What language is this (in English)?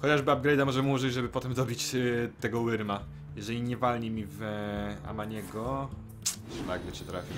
Polish